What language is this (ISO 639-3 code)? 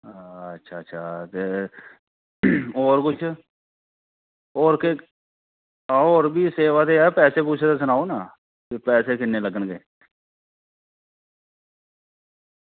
doi